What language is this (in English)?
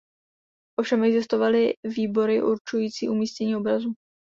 Czech